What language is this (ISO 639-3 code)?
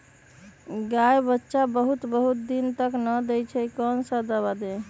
mag